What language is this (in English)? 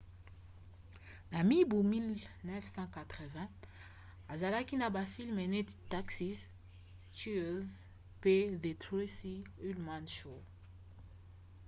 Lingala